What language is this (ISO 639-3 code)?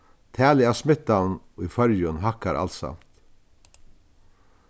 fao